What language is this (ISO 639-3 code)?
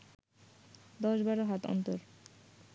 ben